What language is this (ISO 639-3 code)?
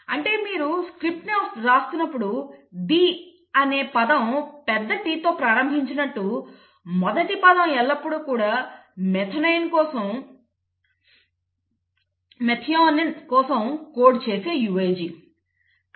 tel